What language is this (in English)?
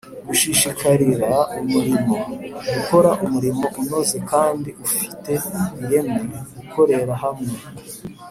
Kinyarwanda